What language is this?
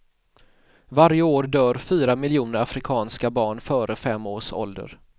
Swedish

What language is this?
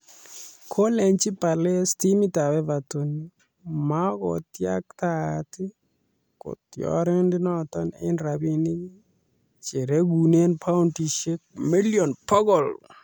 Kalenjin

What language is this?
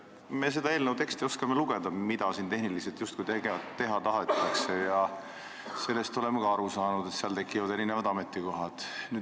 Estonian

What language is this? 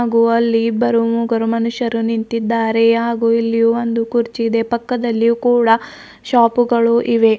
Kannada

